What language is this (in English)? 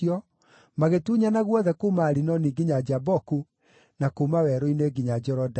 Kikuyu